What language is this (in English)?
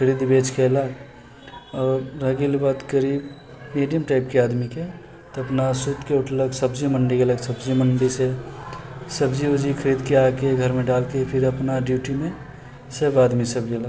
Maithili